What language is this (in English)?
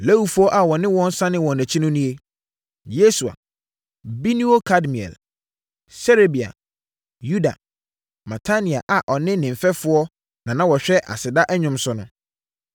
Akan